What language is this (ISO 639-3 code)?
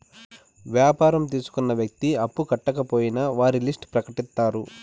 tel